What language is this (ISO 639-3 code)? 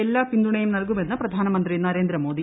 mal